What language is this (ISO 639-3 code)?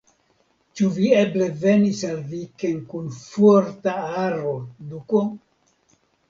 epo